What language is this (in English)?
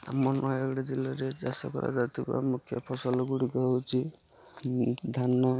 Odia